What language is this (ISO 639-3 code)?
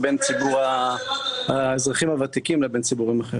heb